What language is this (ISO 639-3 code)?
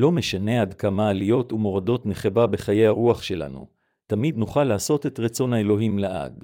heb